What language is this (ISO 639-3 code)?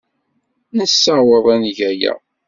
kab